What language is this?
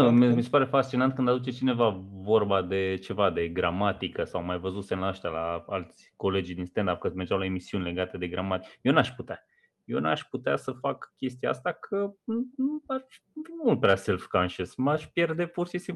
Romanian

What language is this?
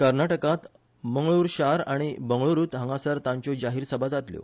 Konkani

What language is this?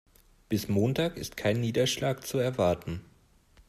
German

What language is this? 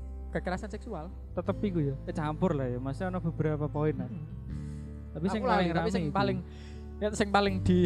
Indonesian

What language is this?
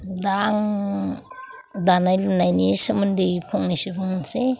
Bodo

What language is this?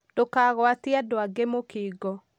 Kikuyu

